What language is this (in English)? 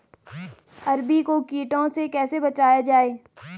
Hindi